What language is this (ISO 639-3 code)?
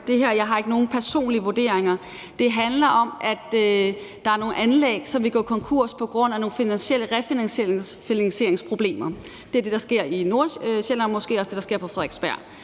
dan